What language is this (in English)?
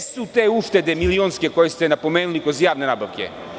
Serbian